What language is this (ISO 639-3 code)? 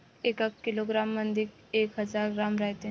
mar